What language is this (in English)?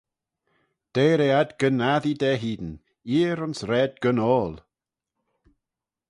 Manx